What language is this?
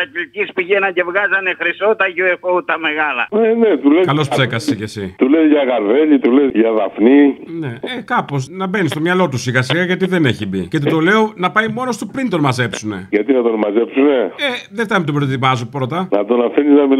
Greek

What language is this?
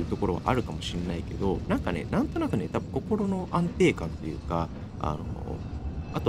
Japanese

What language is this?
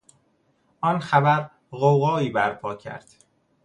Persian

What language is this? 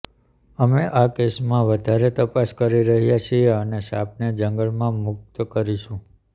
Gujarati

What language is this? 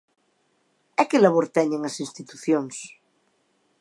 Galician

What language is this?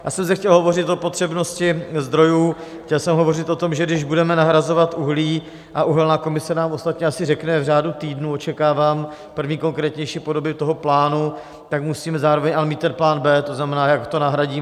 Czech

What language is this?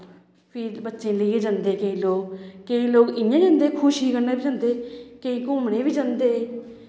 Dogri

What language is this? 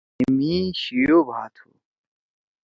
Torwali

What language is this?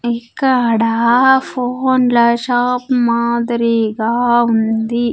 Telugu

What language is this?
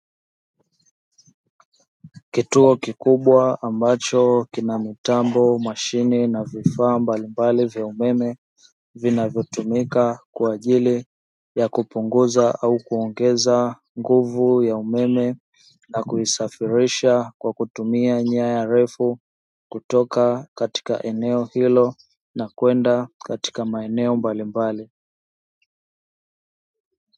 Swahili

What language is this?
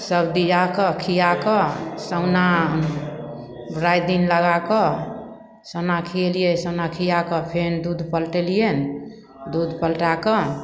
Maithili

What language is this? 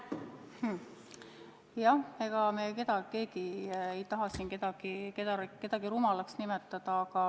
Estonian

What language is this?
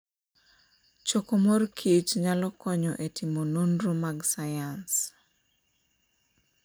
Luo (Kenya and Tanzania)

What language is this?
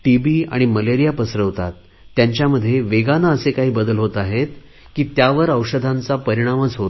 Marathi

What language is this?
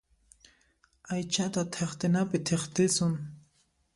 Puno Quechua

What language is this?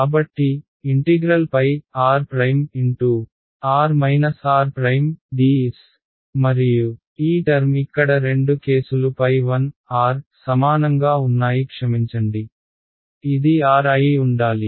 Telugu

